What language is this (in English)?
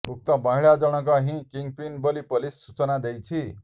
Odia